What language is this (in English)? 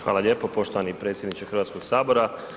Croatian